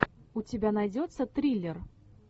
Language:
Russian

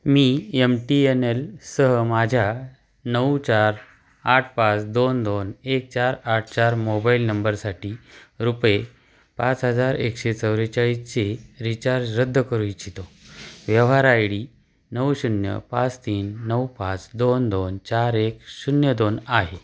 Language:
Marathi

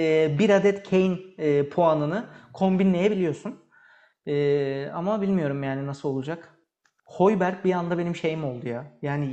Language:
Turkish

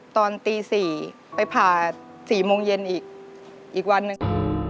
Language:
Thai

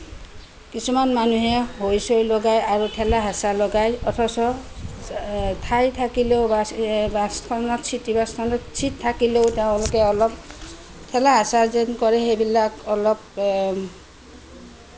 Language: Assamese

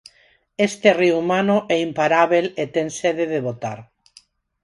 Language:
Galician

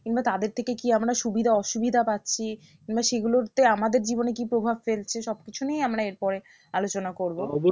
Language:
Bangla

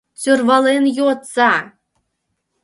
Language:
Mari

